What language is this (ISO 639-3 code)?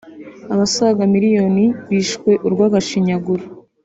kin